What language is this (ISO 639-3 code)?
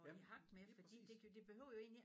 dan